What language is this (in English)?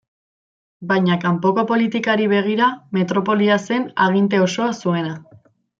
Basque